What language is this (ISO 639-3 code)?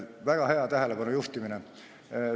est